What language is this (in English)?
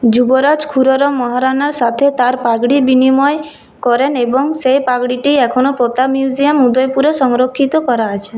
Bangla